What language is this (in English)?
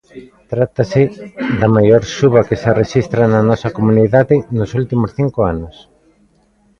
Galician